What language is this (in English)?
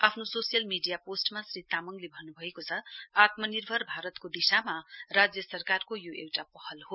Nepali